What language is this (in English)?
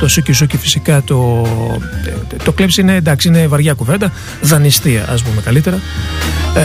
Greek